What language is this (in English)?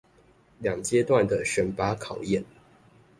Chinese